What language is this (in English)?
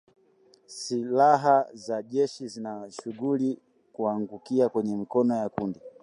Swahili